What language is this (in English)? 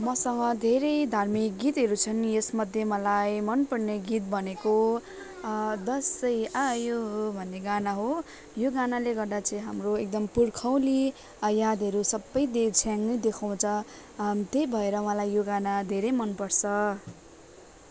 Nepali